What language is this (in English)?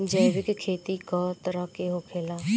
Bhojpuri